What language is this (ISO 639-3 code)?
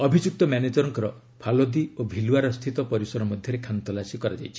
ori